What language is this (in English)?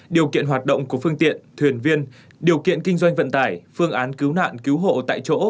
Vietnamese